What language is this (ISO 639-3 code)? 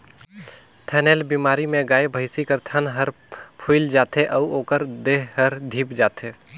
hne